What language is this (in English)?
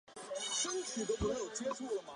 Chinese